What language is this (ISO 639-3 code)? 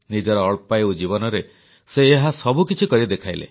ori